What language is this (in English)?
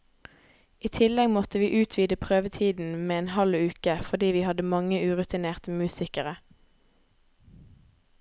Norwegian